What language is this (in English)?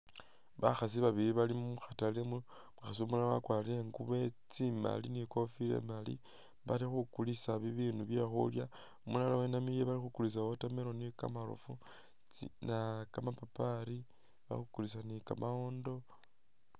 Masaaba